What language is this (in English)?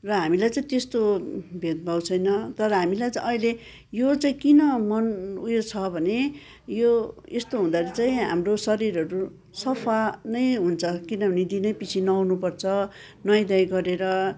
Nepali